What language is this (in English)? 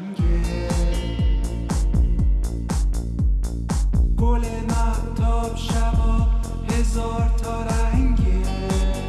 Persian